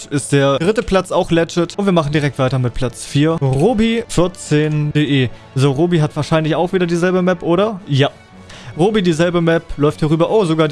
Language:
German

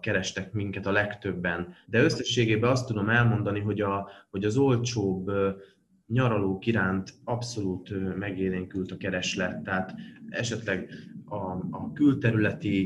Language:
Hungarian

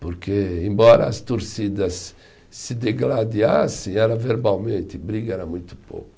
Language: Portuguese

